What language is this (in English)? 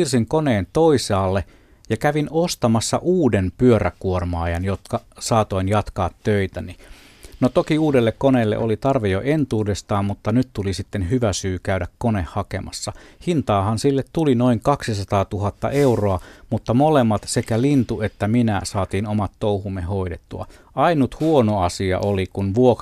Finnish